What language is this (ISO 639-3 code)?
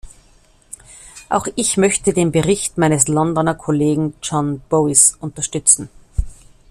deu